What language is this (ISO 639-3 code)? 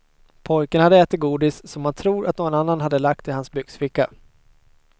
swe